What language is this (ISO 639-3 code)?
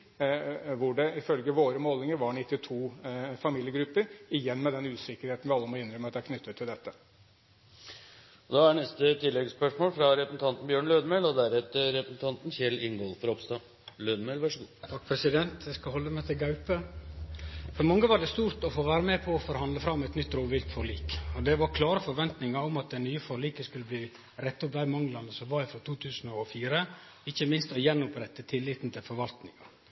nor